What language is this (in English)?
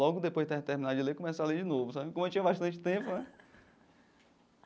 Portuguese